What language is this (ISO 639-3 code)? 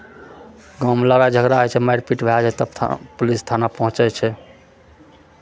mai